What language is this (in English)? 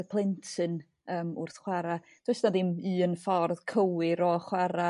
Welsh